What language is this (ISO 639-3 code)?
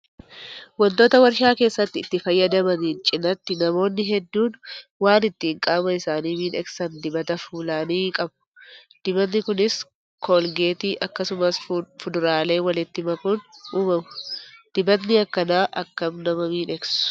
orm